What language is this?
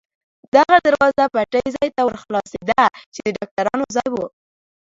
Pashto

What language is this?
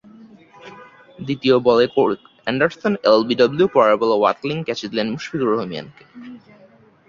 Bangla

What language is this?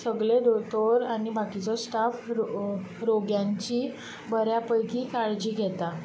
Konkani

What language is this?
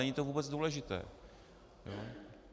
Czech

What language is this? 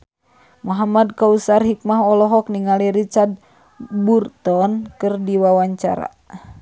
Sundanese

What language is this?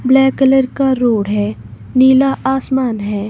Hindi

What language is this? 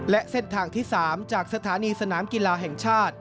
Thai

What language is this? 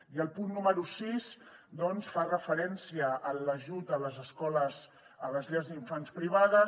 Catalan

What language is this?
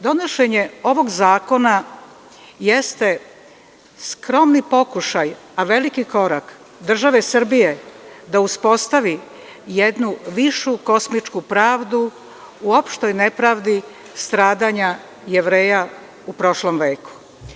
Serbian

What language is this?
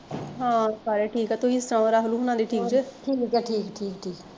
Punjabi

